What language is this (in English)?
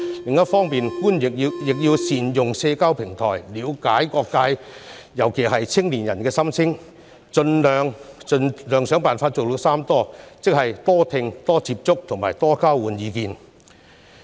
Cantonese